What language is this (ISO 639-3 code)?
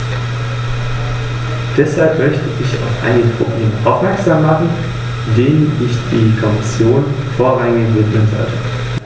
deu